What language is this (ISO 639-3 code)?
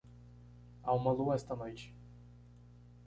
por